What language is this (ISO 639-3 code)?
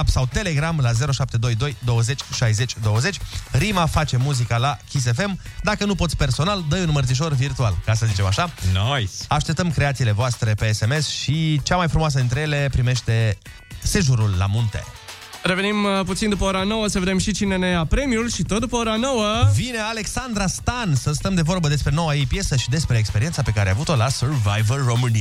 ron